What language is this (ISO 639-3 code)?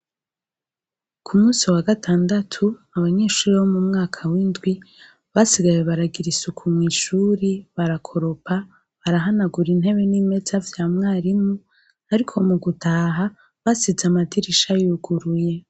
run